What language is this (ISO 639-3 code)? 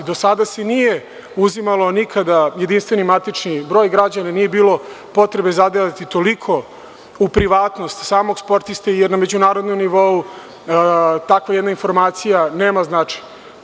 srp